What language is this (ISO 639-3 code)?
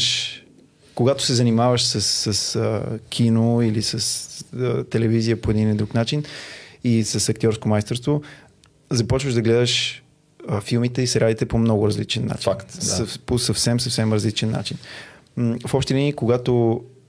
bul